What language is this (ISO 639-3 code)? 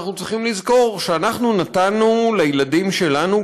heb